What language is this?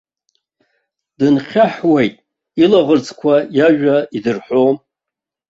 Abkhazian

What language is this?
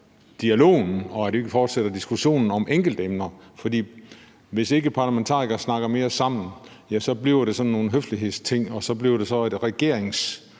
Danish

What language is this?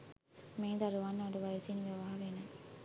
Sinhala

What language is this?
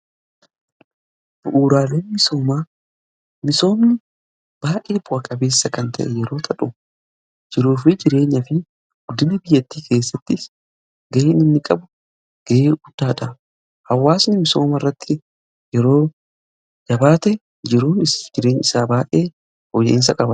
Oromo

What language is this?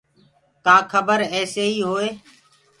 Gurgula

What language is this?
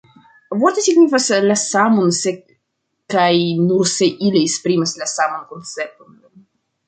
Esperanto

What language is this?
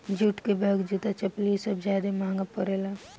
Bhojpuri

